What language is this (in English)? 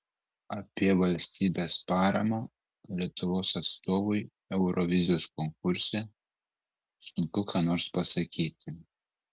Lithuanian